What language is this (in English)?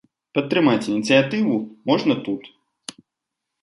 Belarusian